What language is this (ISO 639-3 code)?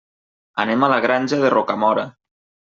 cat